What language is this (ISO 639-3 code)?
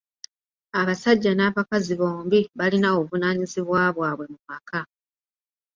lug